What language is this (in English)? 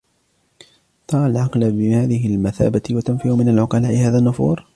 Arabic